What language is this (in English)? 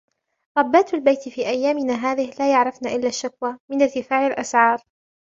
Arabic